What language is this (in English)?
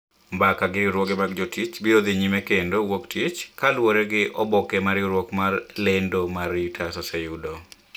Luo (Kenya and Tanzania)